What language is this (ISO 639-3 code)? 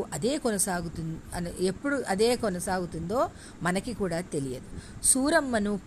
tel